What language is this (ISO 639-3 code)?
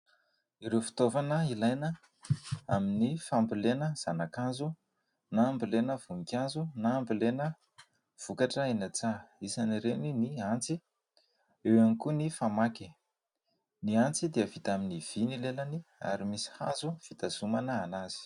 mlg